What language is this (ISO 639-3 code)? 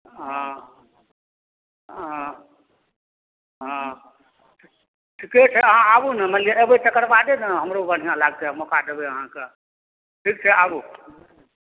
mai